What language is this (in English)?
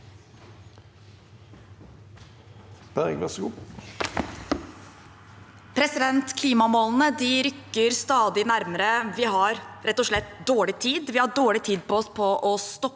Norwegian